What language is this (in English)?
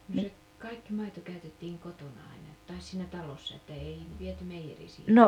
Finnish